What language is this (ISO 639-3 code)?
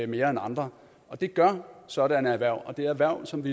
dan